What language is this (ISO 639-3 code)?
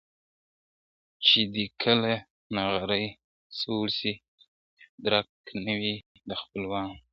pus